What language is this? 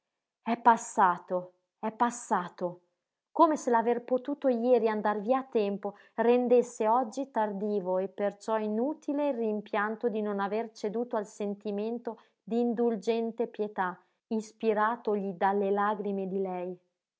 Italian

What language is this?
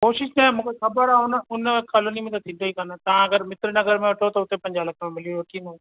Sindhi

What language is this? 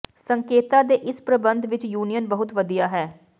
Punjabi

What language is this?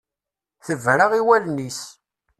Kabyle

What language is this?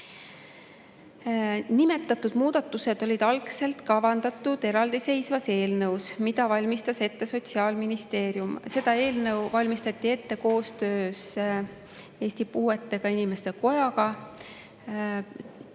Estonian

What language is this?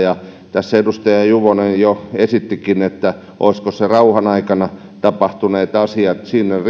Finnish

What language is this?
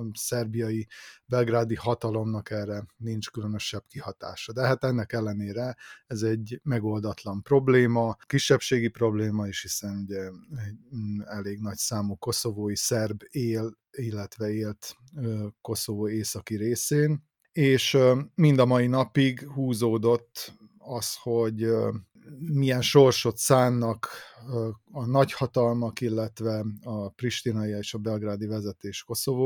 Hungarian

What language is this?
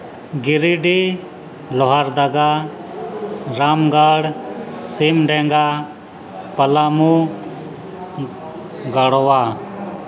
Santali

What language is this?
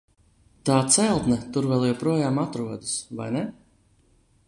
Latvian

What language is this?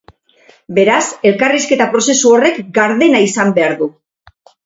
Basque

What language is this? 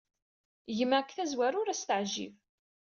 Kabyle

